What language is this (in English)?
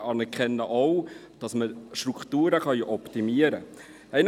Swiss German